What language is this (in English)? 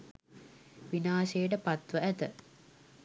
Sinhala